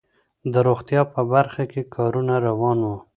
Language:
Pashto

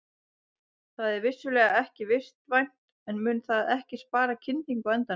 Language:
Icelandic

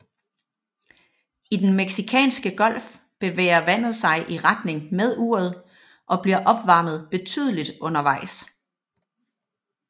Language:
Danish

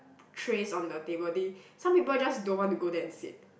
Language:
English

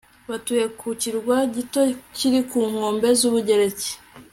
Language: Kinyarwanda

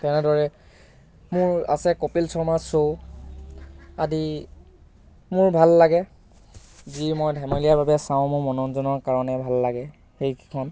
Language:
Assamese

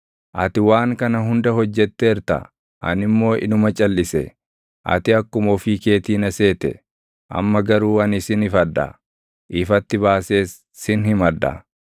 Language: Oromo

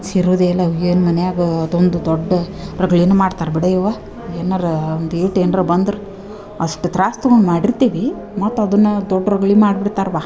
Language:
Kannada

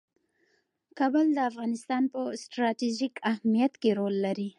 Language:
Pashto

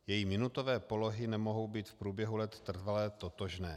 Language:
Czech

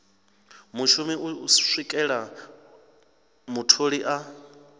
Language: Venda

